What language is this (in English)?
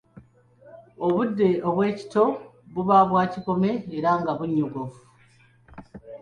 Ganda